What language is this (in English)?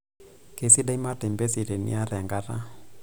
Masai